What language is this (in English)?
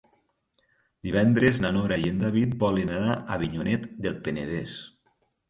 Catalan